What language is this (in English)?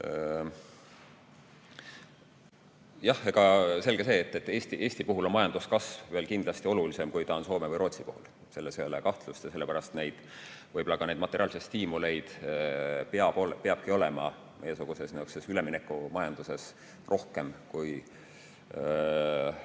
Estonian